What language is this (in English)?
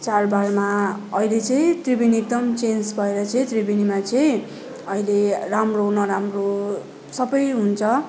Nepali